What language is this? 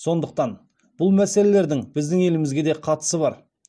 Kazakh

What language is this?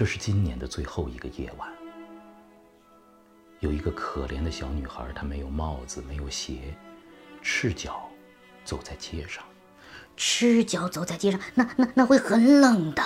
Chinese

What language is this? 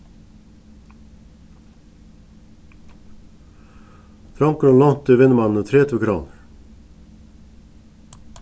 Faroese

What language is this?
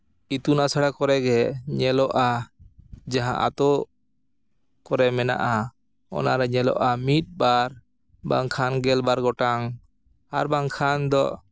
Santali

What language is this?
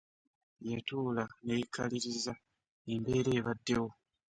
Ganda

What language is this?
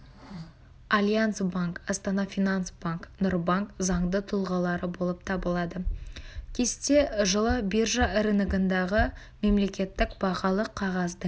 Kazakh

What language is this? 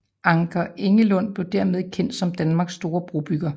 Danish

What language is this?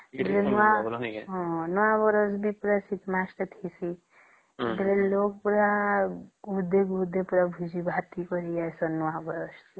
Odia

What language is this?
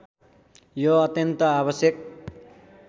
Nepali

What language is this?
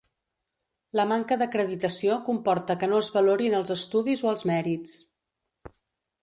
Catalan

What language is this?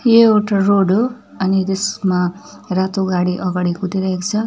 Nepali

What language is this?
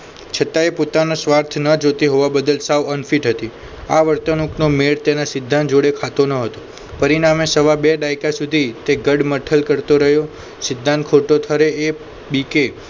Gujarati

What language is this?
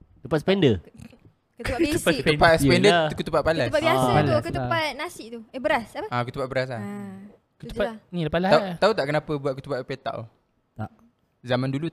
Malay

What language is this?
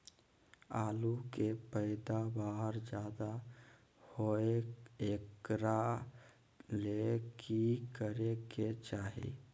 Magahi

